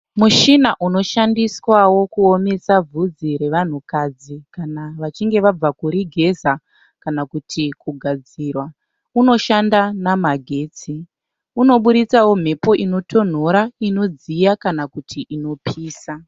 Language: Shona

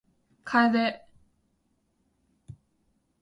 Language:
Japanese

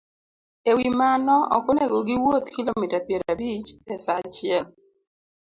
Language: Luo (Kenya and Tanzania)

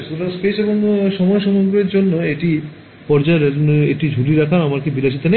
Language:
Bangla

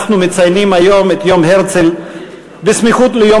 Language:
Hebrew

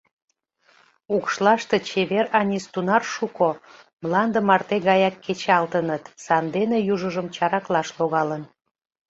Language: Mari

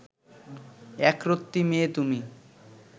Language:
Bangla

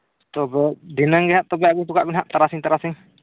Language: Santali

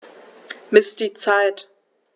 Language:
German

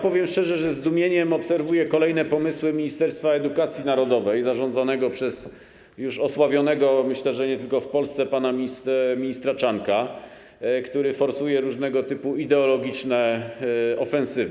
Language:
Polish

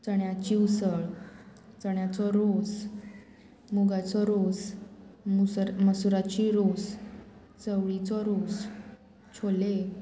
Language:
Konkani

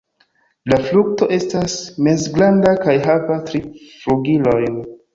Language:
Esperanto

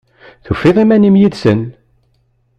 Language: Kabyle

